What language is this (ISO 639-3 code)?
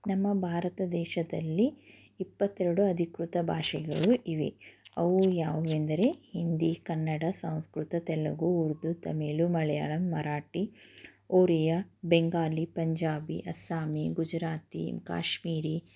kan